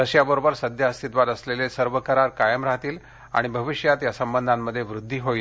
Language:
Marathi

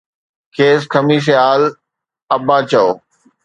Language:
Sindhi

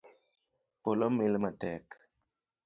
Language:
Luo (Kenya and Tanzania)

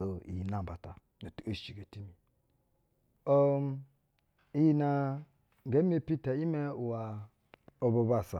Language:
Basa (Nigeria)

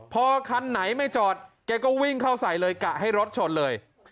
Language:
Thai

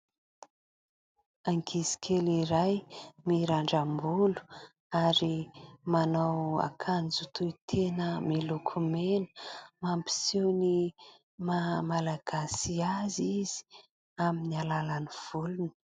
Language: Malagasy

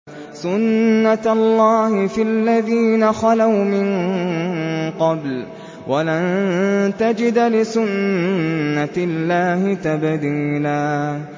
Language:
Arabic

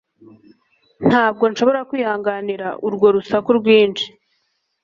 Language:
Kinyarwanda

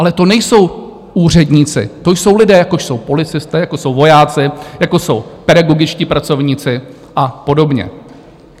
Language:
Czech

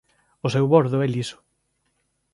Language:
Galician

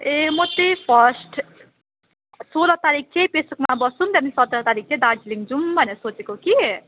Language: Nepali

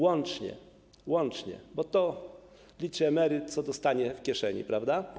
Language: Polish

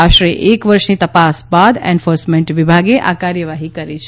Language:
Gujarati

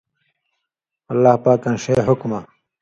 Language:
Indus Kohistani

